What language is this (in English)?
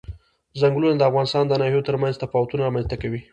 Pashto